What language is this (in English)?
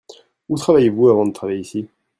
French